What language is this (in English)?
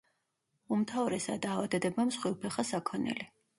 Georgian